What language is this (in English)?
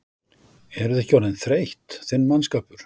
Icelandic